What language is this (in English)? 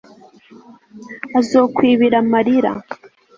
Kinyarwanda